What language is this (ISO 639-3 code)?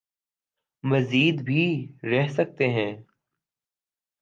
urd